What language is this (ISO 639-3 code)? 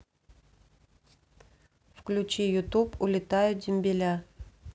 rus